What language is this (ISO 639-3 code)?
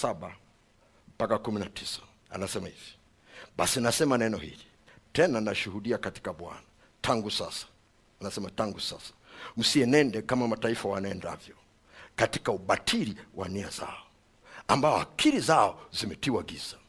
swa